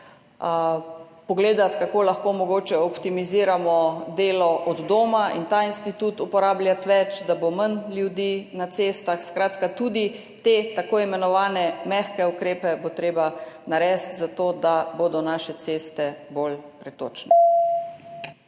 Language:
Slovenian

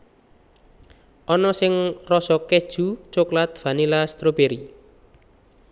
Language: Javanese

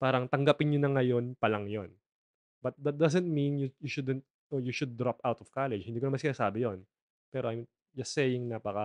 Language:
Filipino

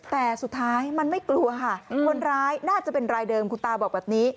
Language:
Thai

